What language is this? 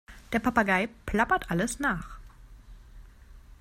German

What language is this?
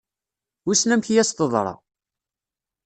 Kabyle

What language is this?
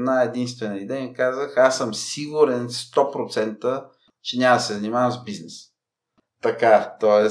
Bulgarian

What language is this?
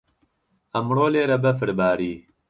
Central Kurdish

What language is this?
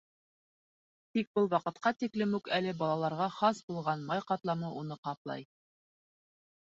Bashkir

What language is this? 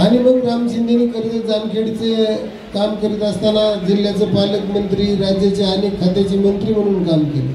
Marathi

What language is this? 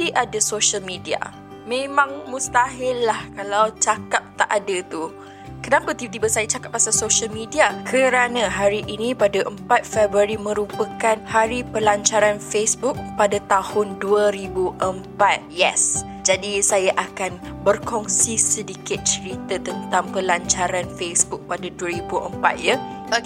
Malay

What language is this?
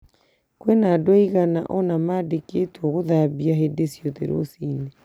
Kikuyu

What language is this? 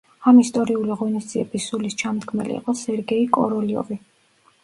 Georgian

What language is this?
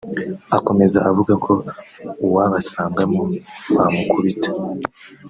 Kinyarwanda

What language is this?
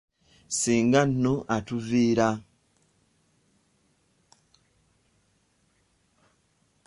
Ganda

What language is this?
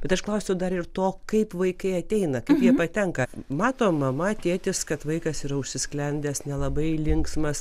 Lithuanian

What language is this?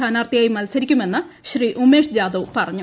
Malayalam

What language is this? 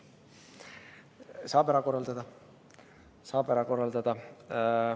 Estonian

